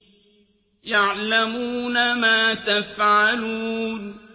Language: Arabic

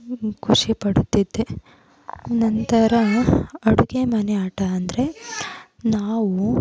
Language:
Kannada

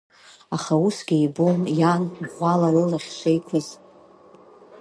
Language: Abkhazian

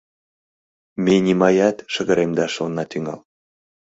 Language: Mari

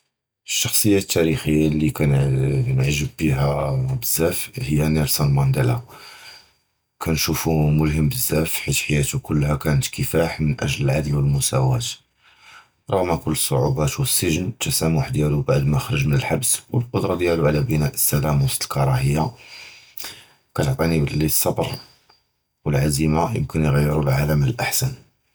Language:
Judeo-Arabic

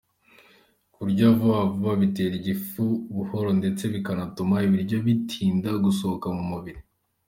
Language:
Kinyarwanda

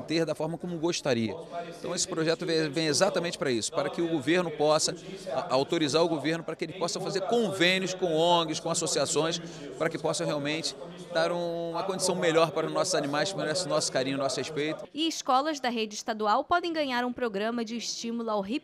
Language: Portuguese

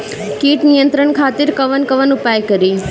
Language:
Bhojpuri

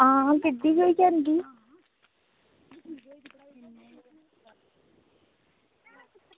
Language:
Dogri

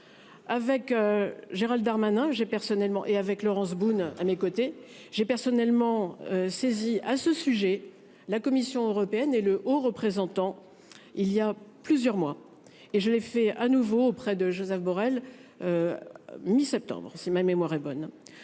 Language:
French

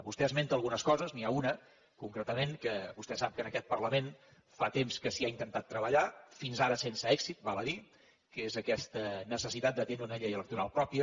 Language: Catalan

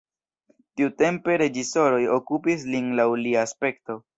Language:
Esperanto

